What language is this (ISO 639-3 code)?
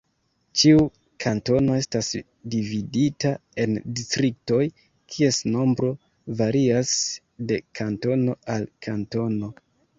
epo